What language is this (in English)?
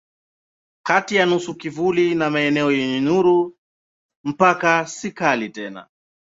Swahili